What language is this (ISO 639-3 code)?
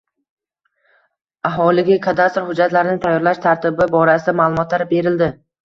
uzb